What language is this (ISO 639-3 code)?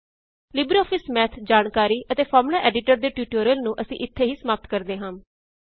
pan